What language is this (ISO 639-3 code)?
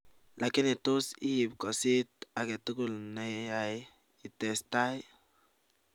kln